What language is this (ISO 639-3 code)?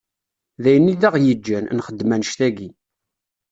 kab